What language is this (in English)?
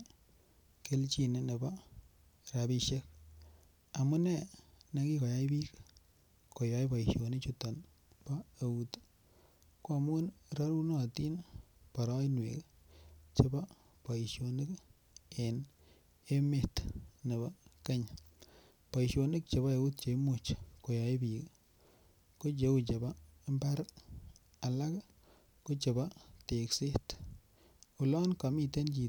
Kalenjin